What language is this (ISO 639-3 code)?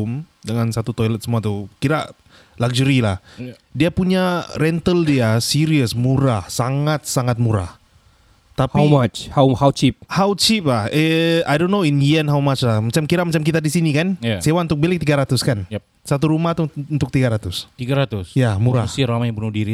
msa